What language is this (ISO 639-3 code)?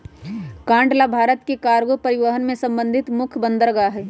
mag